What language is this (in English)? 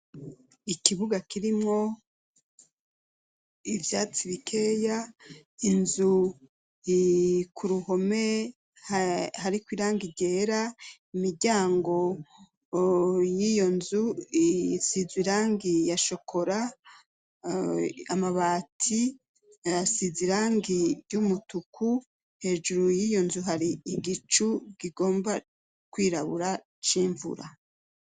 Rundi